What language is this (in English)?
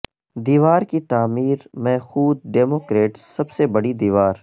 Urdu